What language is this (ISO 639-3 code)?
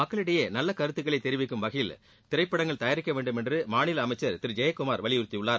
tam